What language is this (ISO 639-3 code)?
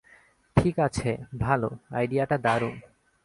ben